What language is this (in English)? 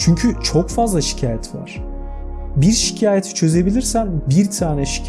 Turkish